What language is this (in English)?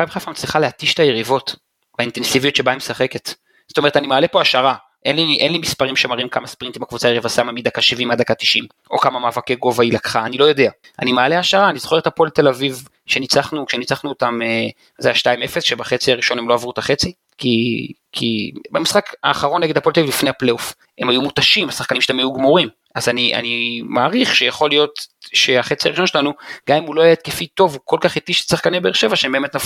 Hebrew